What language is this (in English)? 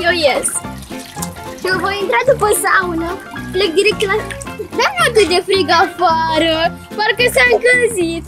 Romanian